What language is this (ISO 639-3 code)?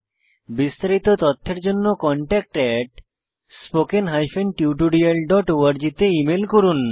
ben